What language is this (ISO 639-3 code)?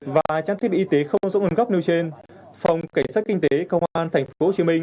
vie